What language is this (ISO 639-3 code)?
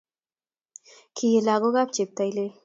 kln